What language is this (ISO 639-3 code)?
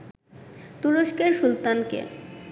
ben